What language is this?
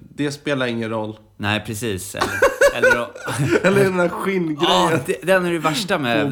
Swedish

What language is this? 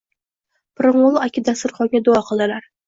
Uzbek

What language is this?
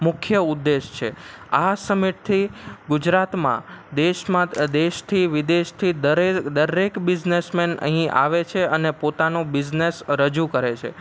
Gujarati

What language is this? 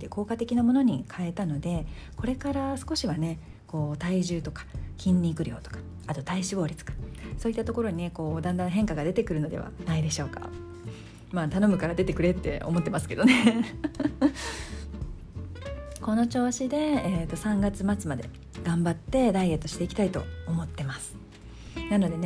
Japanese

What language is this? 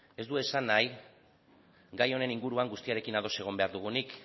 Basque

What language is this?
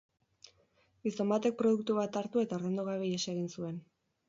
Basque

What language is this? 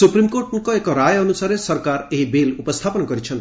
Odia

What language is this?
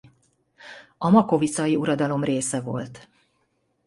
Hungarian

